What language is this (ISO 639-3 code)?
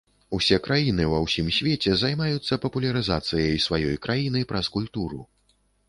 bel